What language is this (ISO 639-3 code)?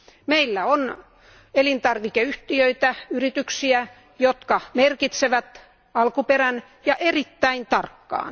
fin